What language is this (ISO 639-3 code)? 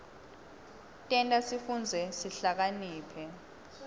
ssw